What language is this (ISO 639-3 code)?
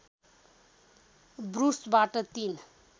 nep